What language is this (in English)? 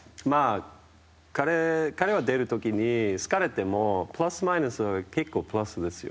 Japanese